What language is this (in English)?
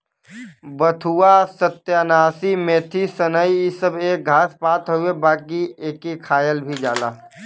Bhojpuri